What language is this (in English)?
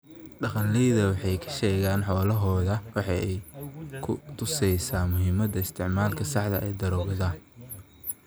Somali